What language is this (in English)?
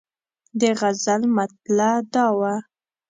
Pashto